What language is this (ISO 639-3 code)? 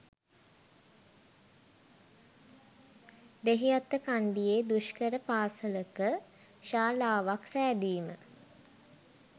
sin